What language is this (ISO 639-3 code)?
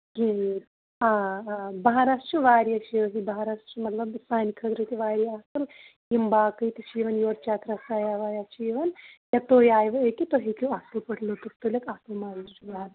kas